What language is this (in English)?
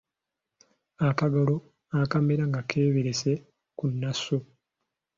Ganda